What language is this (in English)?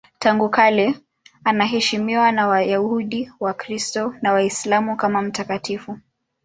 Swahili